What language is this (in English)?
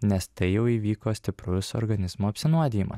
Lithuanian